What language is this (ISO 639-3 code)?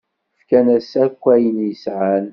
kab